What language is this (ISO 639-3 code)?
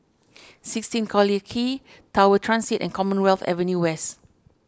eng